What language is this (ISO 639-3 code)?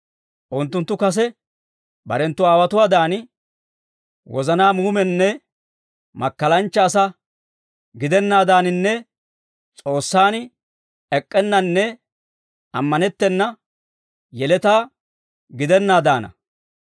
dwr